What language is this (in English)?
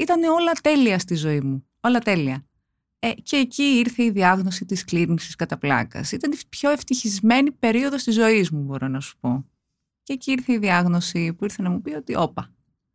Greek